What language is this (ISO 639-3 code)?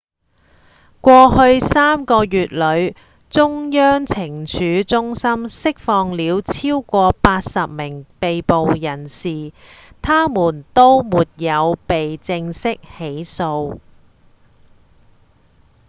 yue